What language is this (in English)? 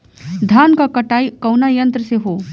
Bhojpuri